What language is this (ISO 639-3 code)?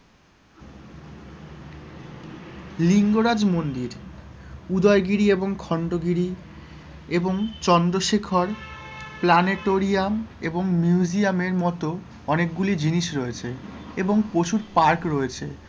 ben